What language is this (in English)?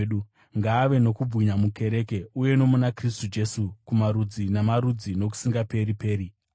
Shona